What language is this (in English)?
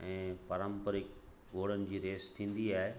Sindhi